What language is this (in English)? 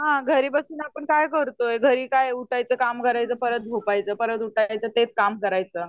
Marathi